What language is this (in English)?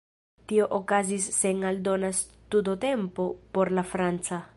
Esperanto